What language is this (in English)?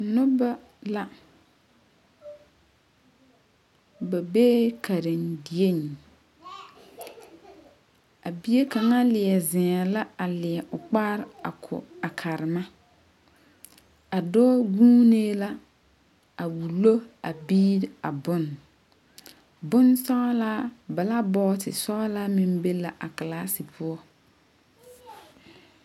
Southern Dagaare